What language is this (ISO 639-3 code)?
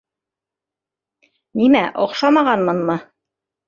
bak